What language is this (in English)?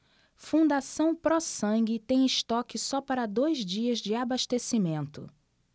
Portuguese